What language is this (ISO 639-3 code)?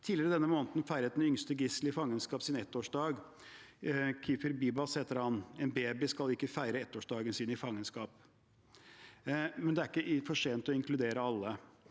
nor